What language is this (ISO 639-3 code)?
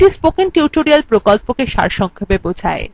ben